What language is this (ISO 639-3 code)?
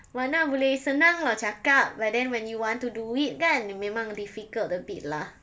eng